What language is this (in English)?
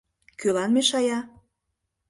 Mari